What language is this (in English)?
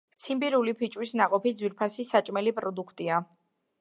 Georgian